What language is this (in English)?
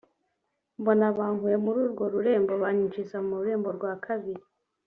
Kinyarwanda